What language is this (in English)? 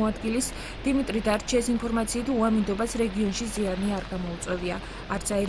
Romanian